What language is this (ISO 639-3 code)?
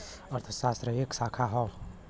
bho